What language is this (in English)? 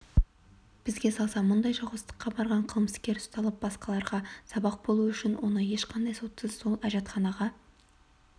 Kazakh